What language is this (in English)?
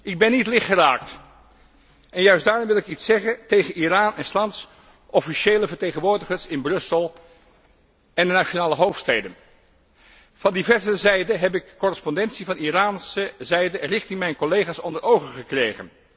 Dutch